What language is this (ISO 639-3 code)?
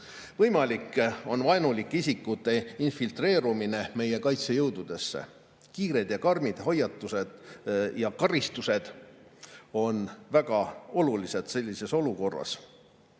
est